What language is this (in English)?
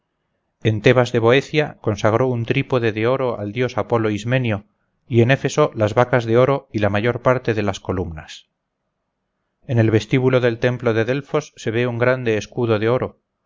Spanish